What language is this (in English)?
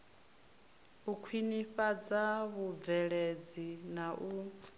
Venda